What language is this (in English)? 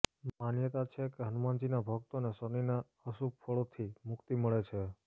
Gujarati